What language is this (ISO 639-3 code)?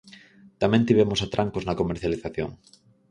glg